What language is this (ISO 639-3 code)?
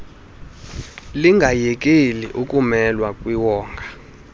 xho